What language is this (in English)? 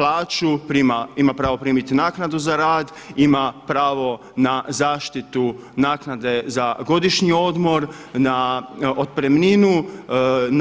Croatian